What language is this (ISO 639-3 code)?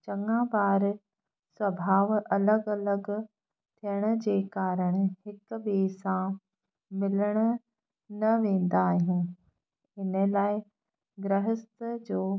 snd